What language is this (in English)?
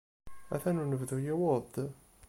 Kabyle